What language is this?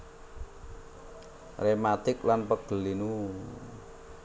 Javanese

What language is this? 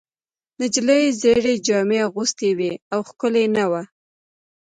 Pashto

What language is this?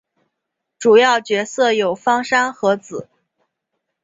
Chinese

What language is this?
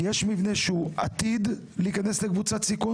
Hebrew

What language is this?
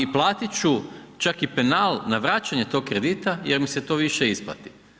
Croatian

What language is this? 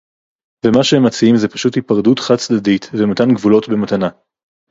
Hebrew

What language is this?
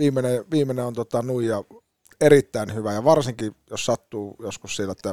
Finnish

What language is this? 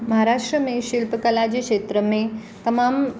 Sindhi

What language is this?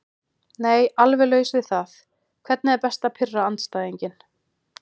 Icelandic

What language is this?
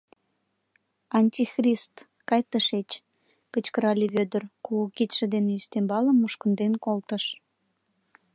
Mari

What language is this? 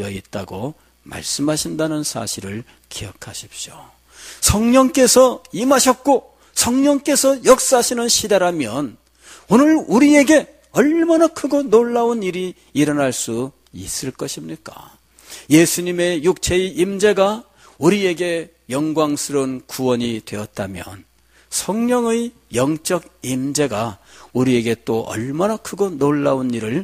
Korean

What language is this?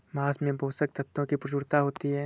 Hindi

